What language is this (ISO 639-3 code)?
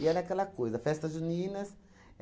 por